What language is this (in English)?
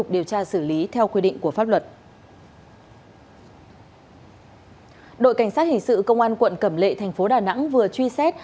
Vietnamese